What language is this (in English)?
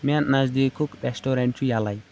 Kashmiri